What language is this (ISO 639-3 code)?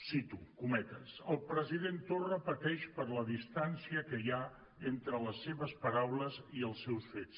cat